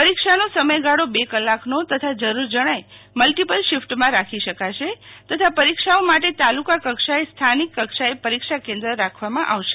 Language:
Gujarati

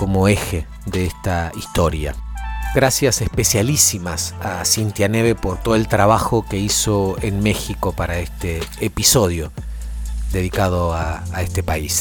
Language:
Spanish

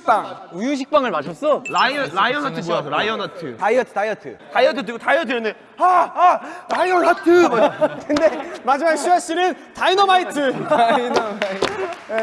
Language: Korean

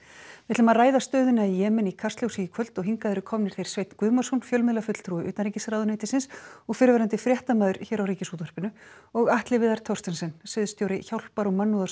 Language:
Icelandic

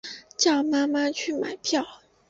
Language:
Chinese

